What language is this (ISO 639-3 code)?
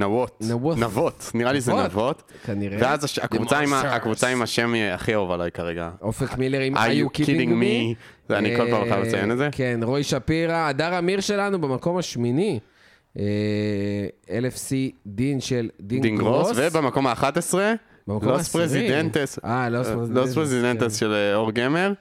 heb